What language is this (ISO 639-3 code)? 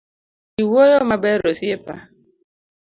luo